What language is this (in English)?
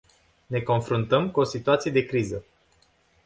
Romanian